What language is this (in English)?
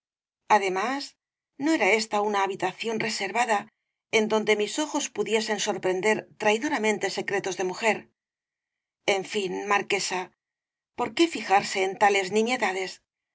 Spanish